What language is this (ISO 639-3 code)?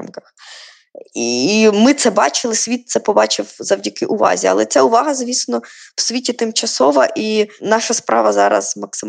ukr